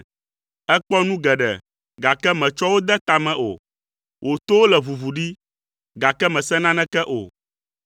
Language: Ewe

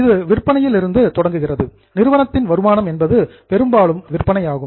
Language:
Tamil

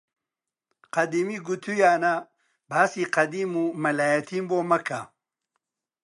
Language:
Central Kurdish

